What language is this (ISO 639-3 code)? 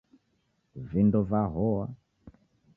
dav